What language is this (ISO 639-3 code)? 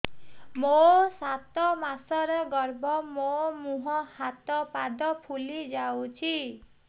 ori